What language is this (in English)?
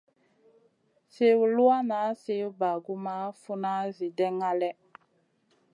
Masana